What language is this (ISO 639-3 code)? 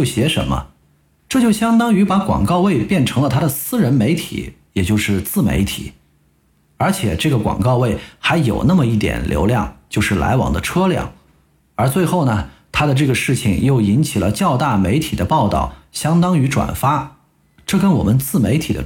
zho